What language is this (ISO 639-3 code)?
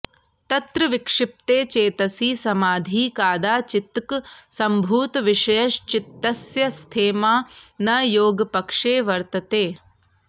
san